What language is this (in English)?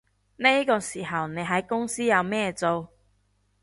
Cantonese